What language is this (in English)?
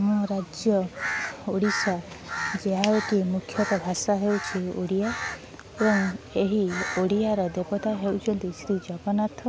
Odia